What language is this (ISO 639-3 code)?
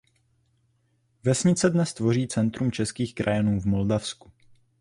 ces